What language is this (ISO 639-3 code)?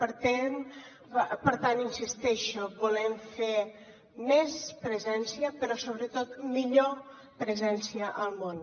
cat